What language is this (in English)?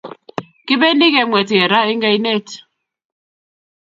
Kalenjin